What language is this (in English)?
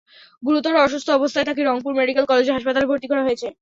Bangla